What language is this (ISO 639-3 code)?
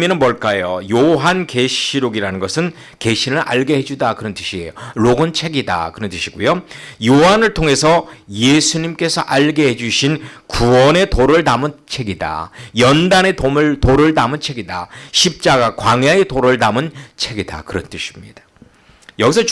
kor